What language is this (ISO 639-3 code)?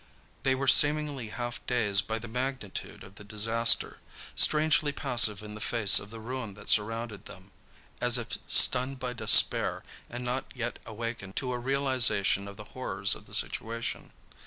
eng